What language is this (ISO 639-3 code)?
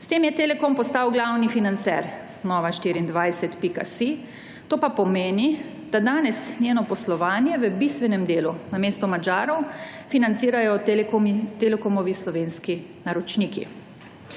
slv